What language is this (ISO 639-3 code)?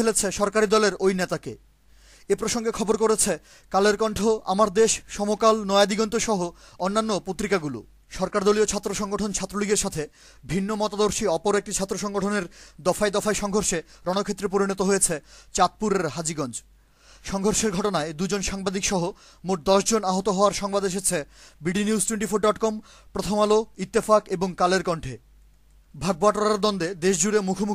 ron